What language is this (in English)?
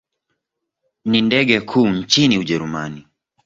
Swahili